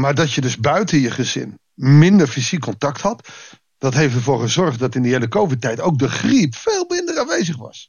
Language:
Dutch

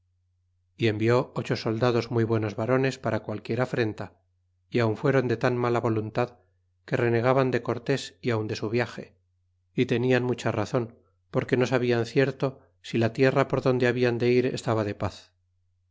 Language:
Spanish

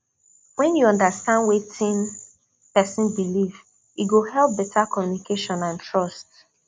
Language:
Nigerian Pidgin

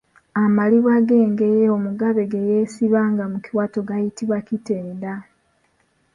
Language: Ganda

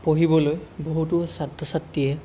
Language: Assamese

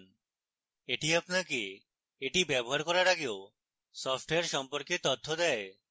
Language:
Bangla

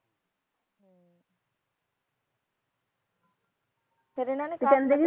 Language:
Punjabi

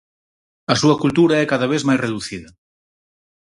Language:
Galician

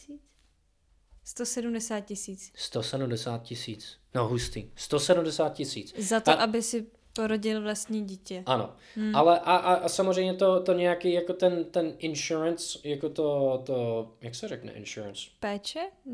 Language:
Czech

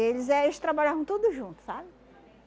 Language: Portuguese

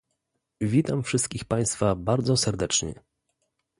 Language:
Polish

